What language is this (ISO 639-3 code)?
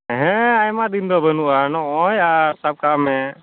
sat